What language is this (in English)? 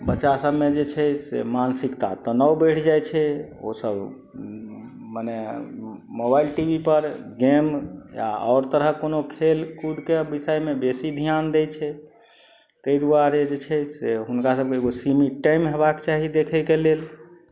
Maithili